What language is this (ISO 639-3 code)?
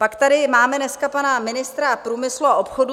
ces